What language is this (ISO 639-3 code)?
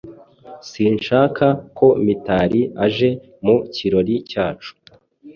kin